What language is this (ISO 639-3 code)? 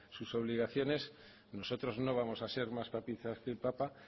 spa